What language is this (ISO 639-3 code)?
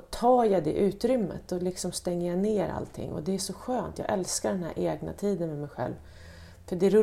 swe